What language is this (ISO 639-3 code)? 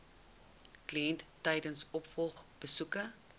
afr